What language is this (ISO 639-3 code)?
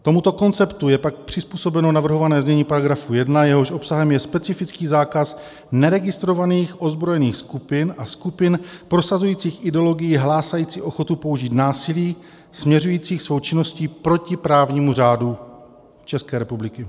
ces